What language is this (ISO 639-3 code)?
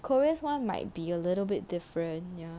eng